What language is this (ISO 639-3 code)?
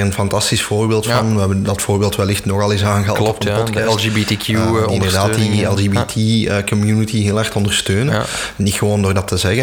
nld